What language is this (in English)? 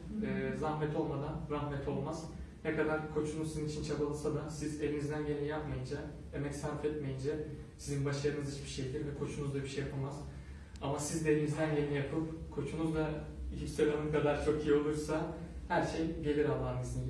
Turkish